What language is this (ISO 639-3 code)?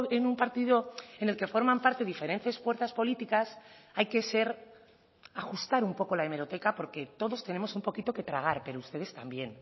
spa